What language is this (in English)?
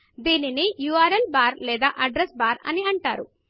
Telugu